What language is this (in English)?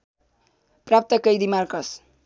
Nepali